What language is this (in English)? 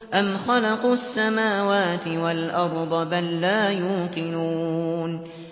Arabic